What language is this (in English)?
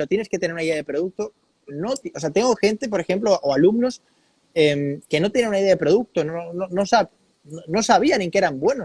Spanish